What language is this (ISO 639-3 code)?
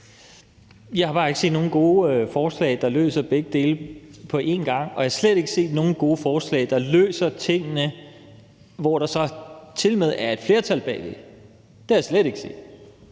dan